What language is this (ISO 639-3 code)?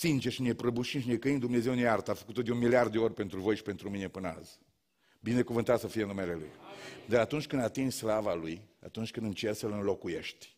ron